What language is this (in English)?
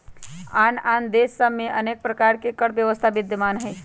Magahi